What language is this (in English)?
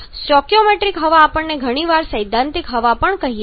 Gujarati